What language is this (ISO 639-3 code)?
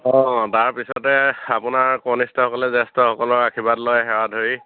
asm